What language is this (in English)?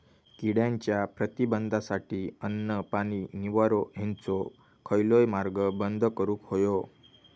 Marathi